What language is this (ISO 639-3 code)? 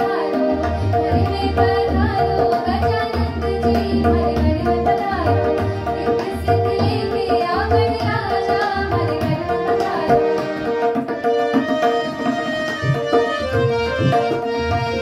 ind